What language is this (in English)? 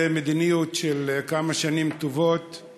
Hebrew